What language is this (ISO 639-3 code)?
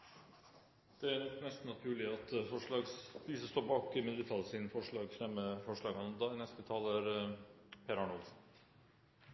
nob